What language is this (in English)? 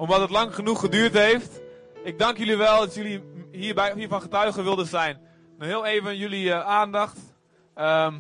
Dutch